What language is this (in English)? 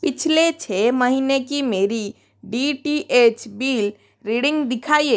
Hindi